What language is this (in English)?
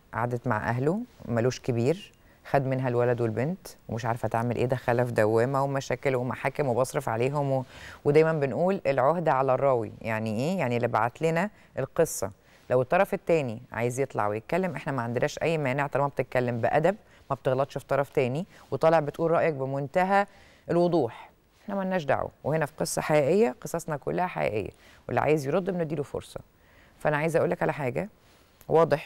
Arabic